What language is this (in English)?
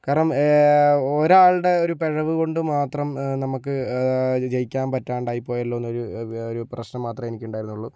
Malayalam